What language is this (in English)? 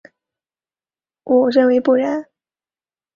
Chinese